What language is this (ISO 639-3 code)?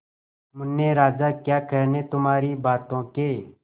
hin